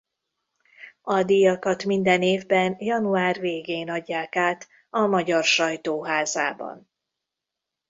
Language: Hungarian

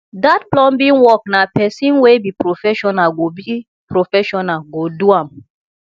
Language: Nigerian Pidgin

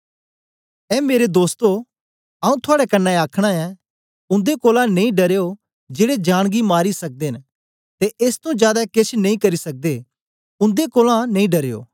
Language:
Dogri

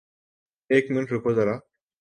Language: Urdu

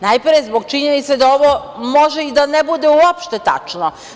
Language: Serbian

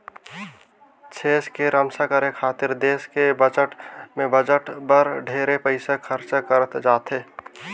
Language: Chhattisgarhi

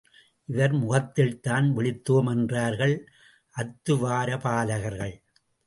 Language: Tamil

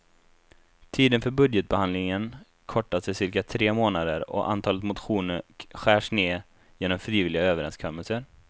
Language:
Swedish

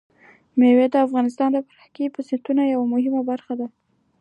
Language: Pashto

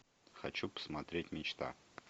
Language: Russian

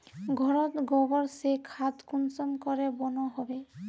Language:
Magahi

